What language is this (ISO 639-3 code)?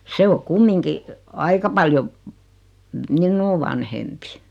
fin